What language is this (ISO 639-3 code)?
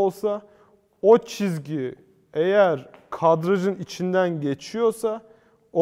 tur